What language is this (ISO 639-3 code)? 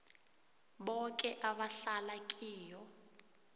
nbl